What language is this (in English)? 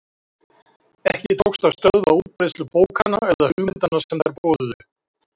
Icelandic